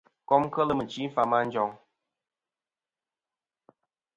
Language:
Kom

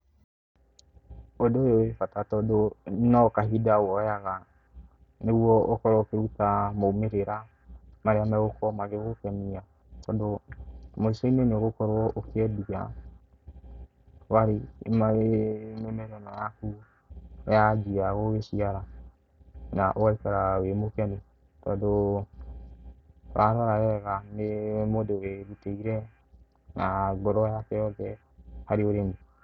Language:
Kikuyu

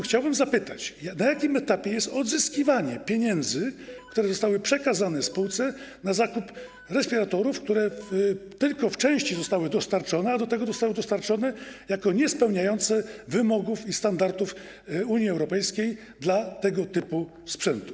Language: Polish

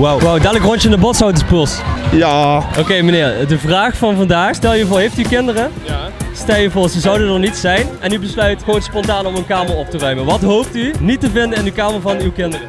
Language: Dutch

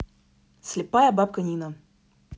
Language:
Russian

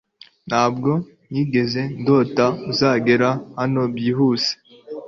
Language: Kinyarwanda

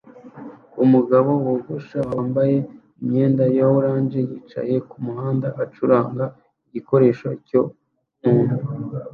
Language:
Kinyarwanda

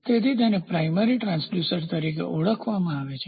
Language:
Gujarati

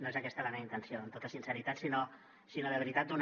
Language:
Catalan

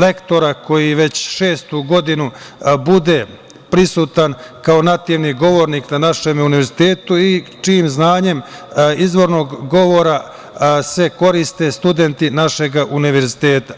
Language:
Serbian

